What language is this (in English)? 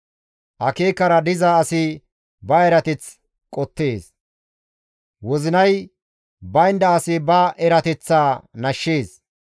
Gamo